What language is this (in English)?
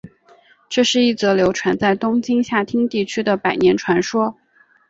Chinese